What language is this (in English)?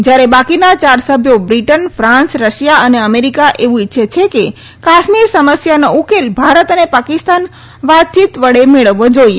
Gujarati